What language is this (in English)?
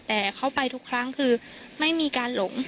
Thai